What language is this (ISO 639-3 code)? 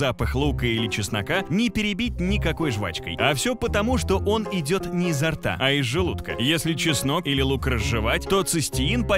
rus